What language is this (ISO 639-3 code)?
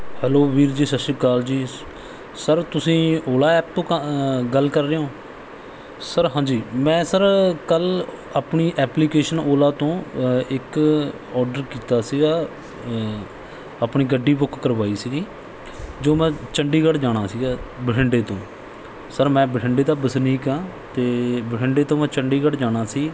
pan